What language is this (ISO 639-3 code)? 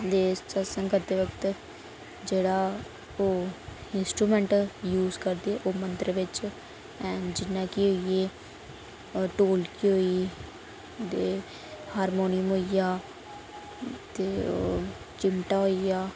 doi